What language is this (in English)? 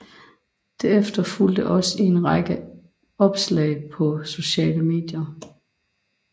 Danish